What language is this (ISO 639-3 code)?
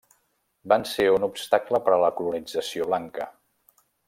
cat